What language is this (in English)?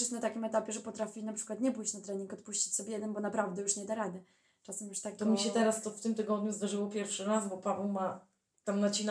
Polish